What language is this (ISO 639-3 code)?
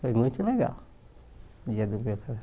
por